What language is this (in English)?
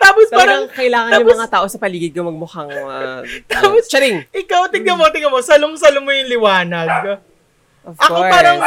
Filipino